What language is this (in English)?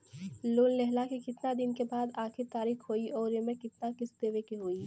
Bhojpuri